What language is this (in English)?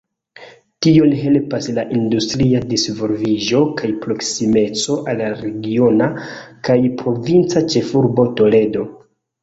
Esperanto